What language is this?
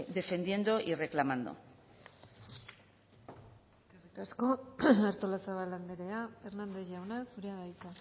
Basque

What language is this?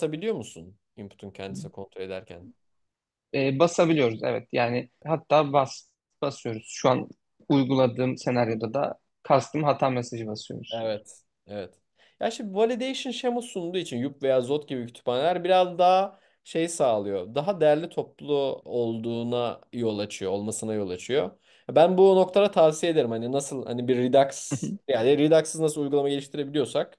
Turkish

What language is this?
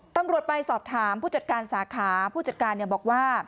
Thai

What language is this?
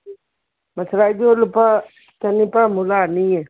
Manipuri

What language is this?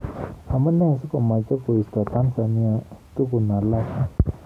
Kalenjin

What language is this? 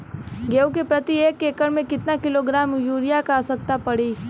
Bhojpuri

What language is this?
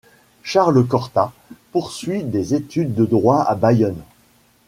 French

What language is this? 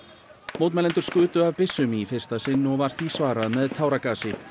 Icelandic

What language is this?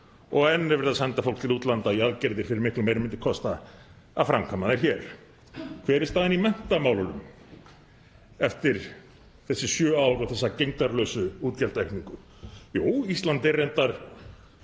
Icelandic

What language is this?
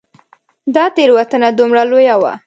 Pashto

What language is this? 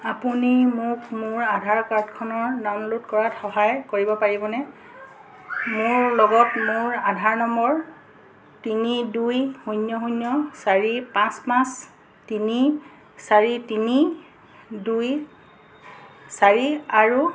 Assamese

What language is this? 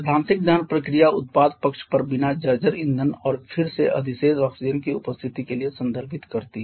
Hindi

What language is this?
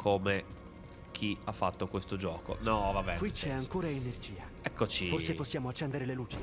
Italian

